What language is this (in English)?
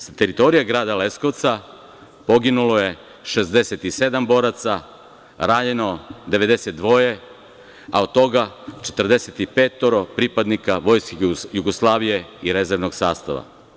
Serbian